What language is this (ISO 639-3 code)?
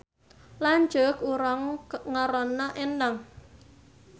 sun